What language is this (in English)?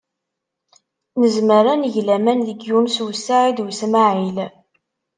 Kabyle